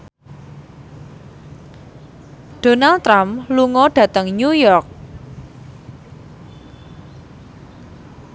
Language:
Javanese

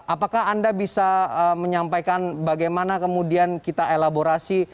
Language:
Indonesian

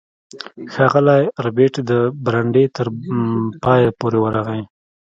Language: Pashto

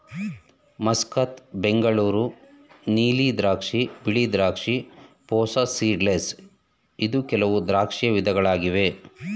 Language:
Kannada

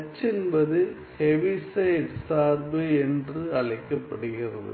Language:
Tamil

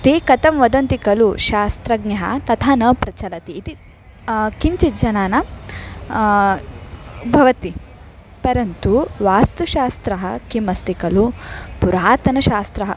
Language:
Sanskrit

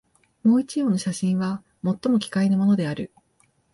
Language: Japanese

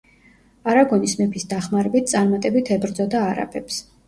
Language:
Georgian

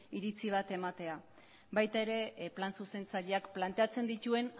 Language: Basque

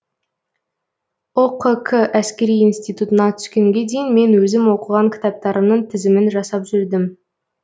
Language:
Kazakh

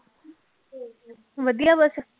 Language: Punjabi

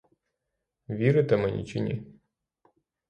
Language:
Ukrainian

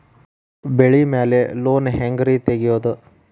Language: Kannada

